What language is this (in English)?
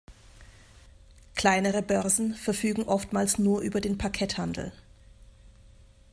German